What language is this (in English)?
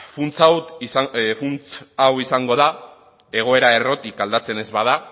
Basque